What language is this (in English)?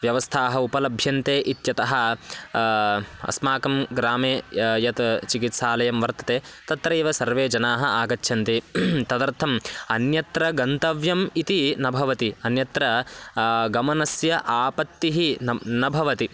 Sanskrit